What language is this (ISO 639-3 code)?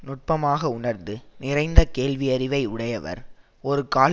tam